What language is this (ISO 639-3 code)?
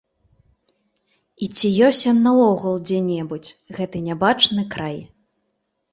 bel